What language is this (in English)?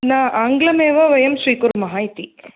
Sanskrit